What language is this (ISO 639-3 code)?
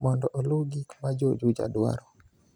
luo